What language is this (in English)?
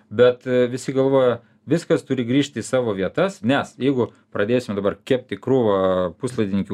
Lithuanian